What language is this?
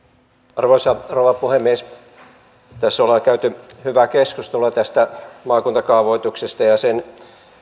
Finnish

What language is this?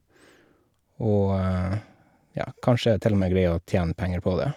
Norwegian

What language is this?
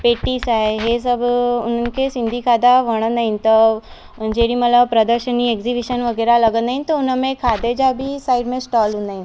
Sindhi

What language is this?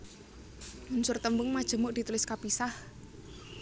Javanese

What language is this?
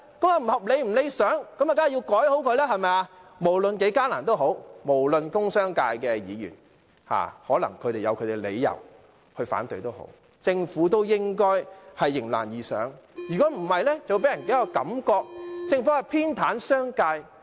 Cantonese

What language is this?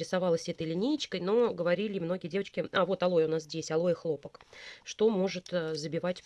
Russian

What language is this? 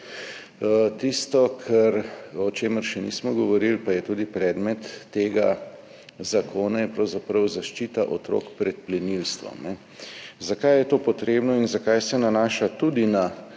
Slovenian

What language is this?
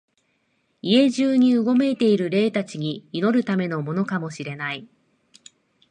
Japanese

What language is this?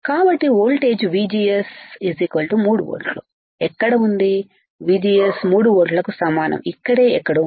Telugu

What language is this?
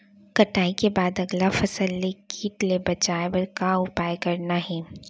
Chhattisgarhi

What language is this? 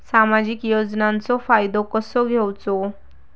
Marathi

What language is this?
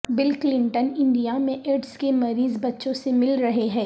Urdu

